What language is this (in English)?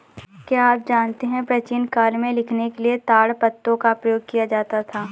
Hindi